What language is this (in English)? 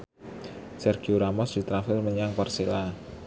Javanese